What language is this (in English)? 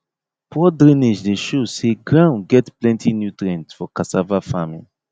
Nigerian Pidgin